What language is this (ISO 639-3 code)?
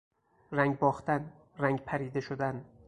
fas